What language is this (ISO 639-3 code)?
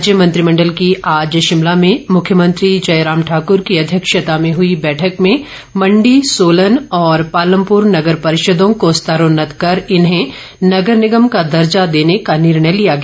hin